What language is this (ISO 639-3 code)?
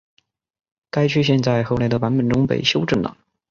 zho